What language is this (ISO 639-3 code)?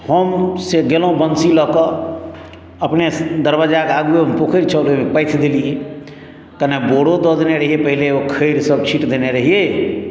mai